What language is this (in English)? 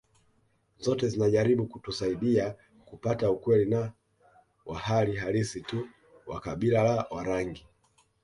Swahili